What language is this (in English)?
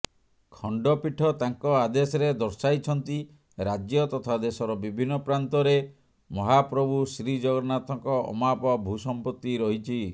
Odia